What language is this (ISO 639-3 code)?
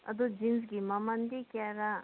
mni